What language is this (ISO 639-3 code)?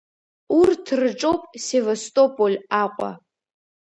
abk